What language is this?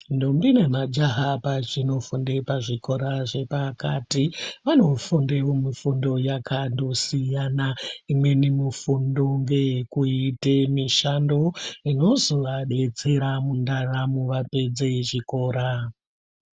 Ndau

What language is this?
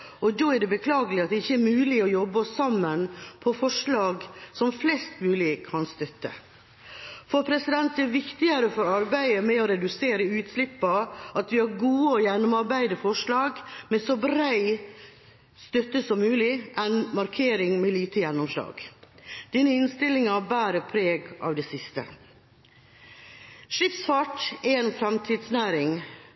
Norwegian Bokmål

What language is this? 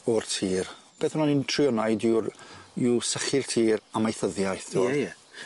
Welsh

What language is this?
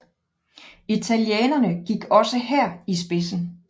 Danish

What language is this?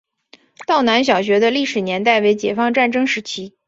Chinese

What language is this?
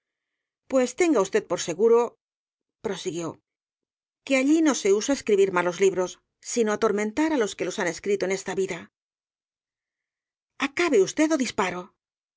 Spanish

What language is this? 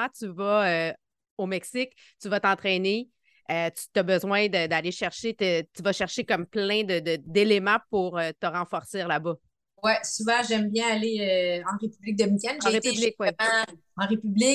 French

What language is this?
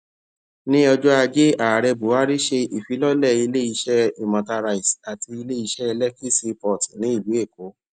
Yoruba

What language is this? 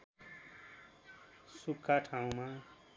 Nepali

